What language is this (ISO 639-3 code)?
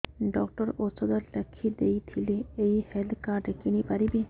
ori